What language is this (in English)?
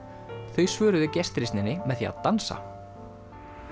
Icelandic